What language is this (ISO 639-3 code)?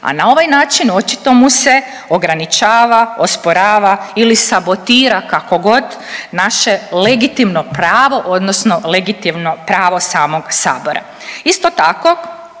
hrv